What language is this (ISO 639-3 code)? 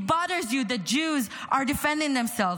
heb